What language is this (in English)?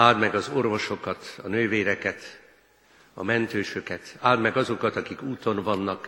Hungarian